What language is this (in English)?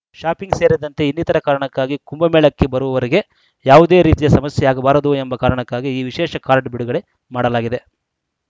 Kannada